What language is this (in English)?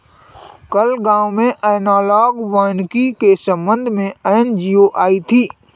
Hindi